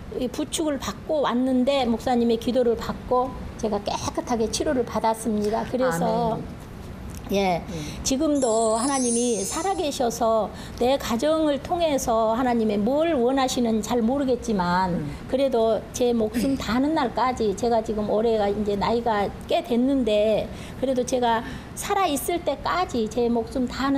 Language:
Korean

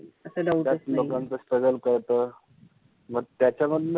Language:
Marathi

